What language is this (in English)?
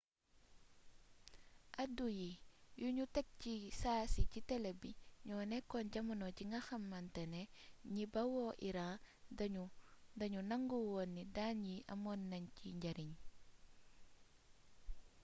Wolof